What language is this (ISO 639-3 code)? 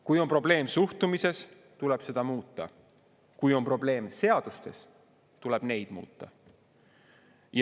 est